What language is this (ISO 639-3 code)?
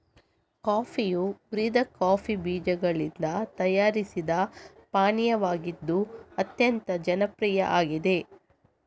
kan